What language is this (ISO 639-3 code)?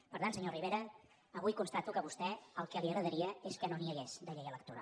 cat